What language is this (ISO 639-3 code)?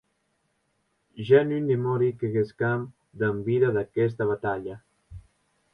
oci